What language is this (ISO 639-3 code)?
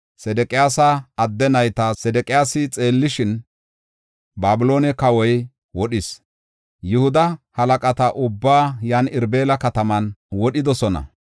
gof